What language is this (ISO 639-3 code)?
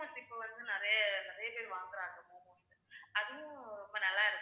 tam